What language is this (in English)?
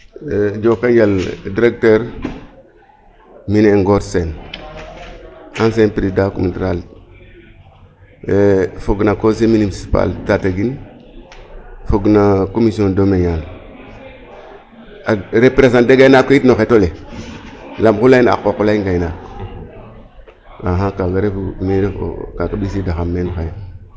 Serer